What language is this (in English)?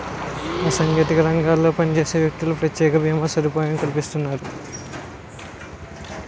Telugu